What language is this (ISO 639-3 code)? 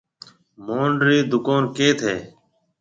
mve